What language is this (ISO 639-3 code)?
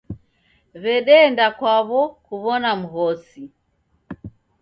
dav